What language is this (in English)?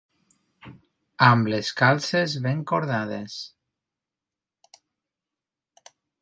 Catalan